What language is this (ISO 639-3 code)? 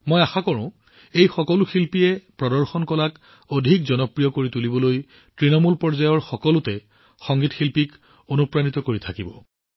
asm